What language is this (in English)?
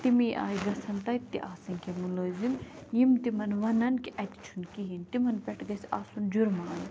Kashmiri